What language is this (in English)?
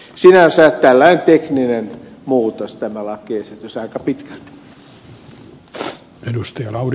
Finnish